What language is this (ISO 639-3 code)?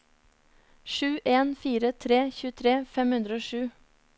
nor